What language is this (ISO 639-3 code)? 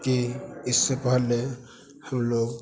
hin